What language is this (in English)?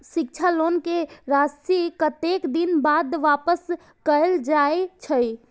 Maithili